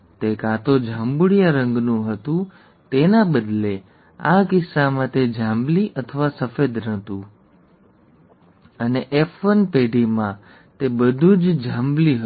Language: Gujarati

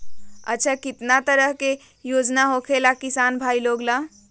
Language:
Magahi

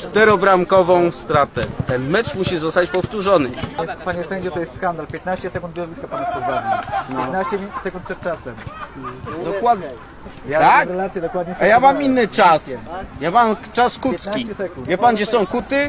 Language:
Polish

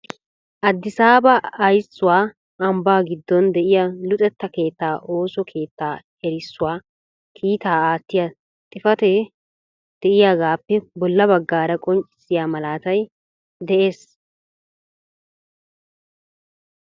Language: Wolaytta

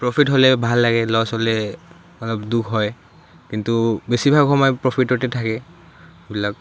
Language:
Assamese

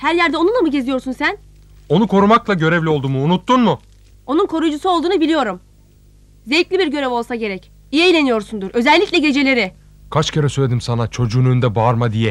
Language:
Turkish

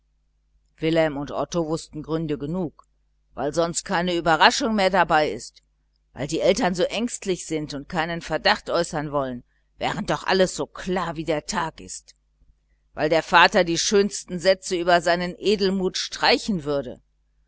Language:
German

